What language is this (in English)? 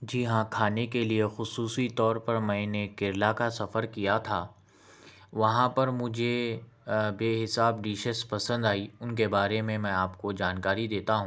Urdu